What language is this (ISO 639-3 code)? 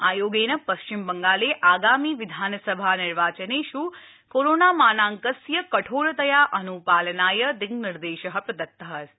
san